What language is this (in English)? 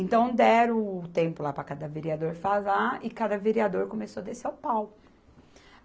Portuguese